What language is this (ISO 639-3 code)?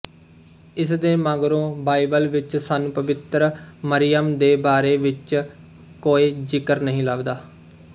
pan